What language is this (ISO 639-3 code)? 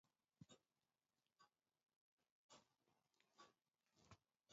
eus